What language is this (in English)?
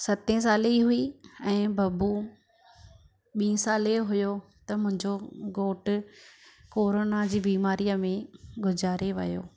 Sindhi